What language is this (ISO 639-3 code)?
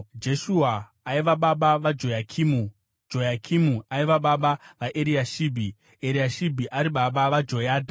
sna